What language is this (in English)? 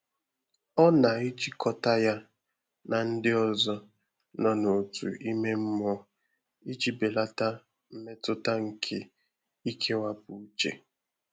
Igbo